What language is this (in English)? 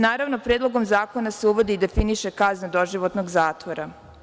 Serbian